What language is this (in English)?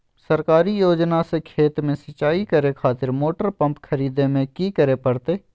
Magahi